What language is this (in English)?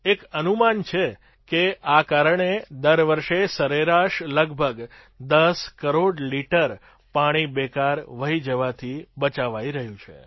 Gujarati